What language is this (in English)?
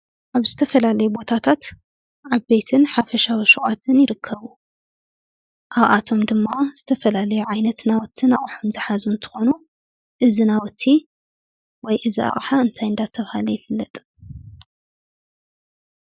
Tigrinya